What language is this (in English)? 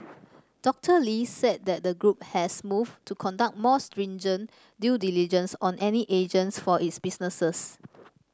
English